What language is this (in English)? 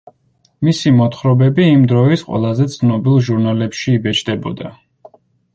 Georgian